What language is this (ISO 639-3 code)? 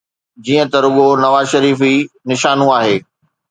snd